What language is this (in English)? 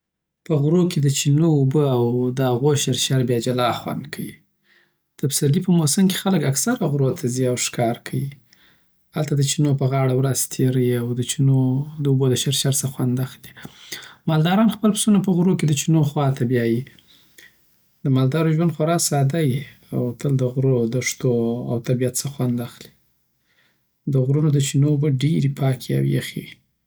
Southern Pashto